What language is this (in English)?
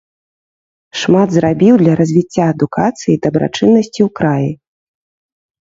Belarusian